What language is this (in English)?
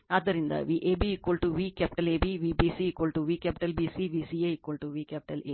Kannada